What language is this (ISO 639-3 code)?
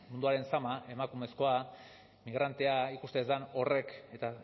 eus